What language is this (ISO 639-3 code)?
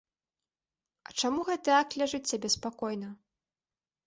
bel